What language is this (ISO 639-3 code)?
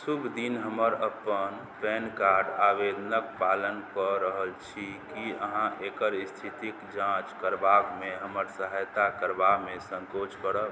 mai